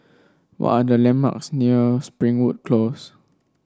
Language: English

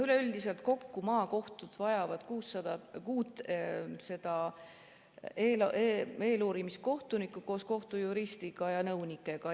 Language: Estonian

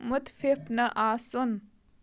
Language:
Kashmiri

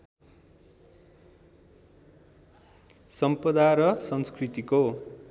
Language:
Nepali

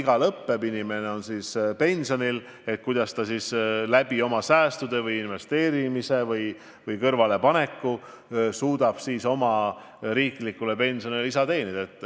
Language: Estonian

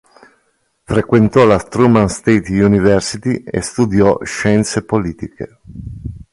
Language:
Italian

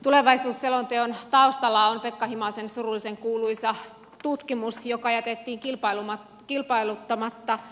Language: Finnish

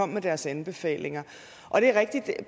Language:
Danish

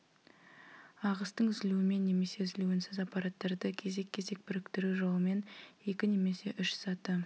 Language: Kazakh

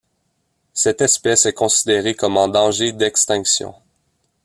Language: French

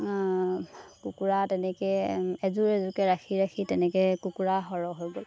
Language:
Assamese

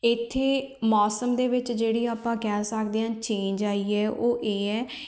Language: Punjabi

